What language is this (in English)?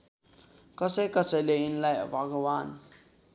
Nepali